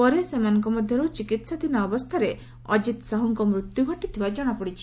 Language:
Odia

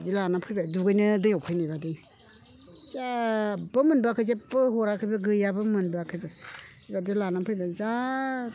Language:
Bodo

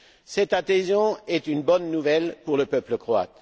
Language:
French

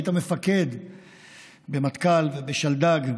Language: Hebrew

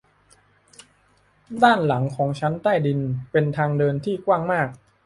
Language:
Thai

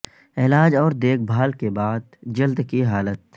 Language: Urdu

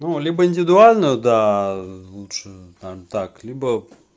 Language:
Russian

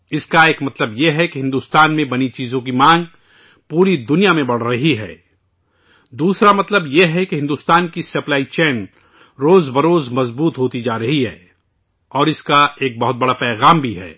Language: Urdu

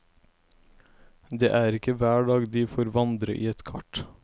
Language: Norwegian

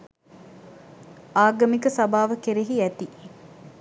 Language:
Sinhala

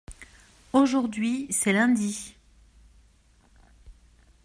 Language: French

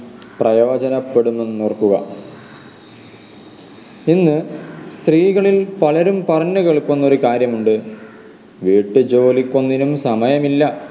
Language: Malayalam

